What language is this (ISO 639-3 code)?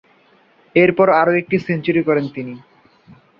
ben